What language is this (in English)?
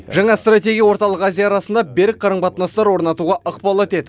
Kazakh